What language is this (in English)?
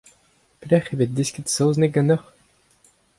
Breton